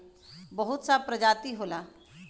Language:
Bhojpuri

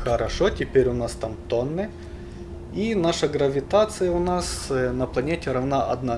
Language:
Russian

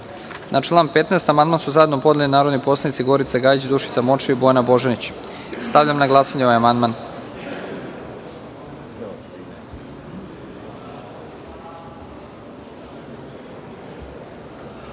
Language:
Serbian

